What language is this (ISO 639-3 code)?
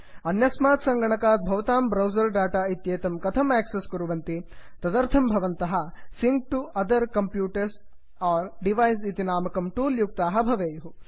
san